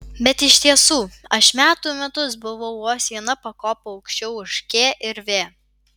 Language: Lithuanian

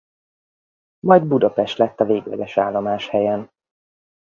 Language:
Hungarian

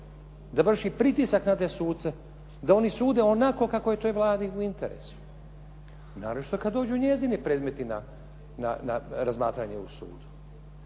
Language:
Croatian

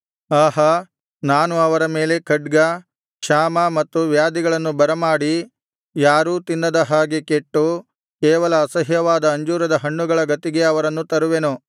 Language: Kannada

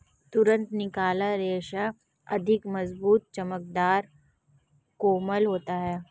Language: Hindi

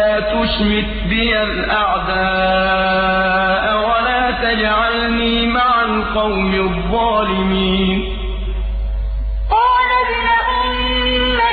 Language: Arabic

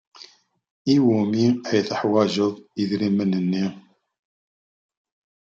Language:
Kabyle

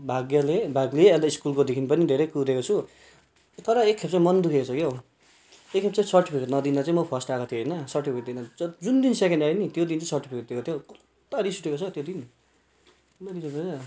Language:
Nepali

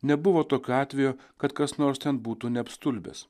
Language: Lithuanian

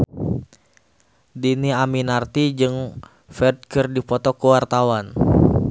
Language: Sundanese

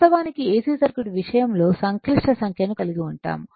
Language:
Telugu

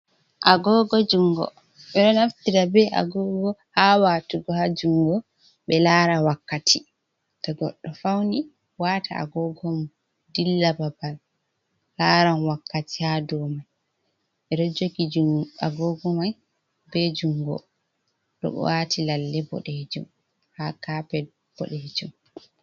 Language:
Fula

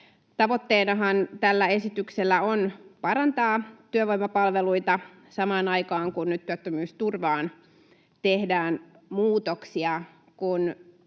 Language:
Finnish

